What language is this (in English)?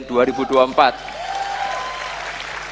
Indonesian